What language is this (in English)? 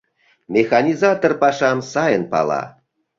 Mari